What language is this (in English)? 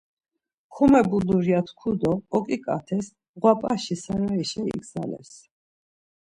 Laz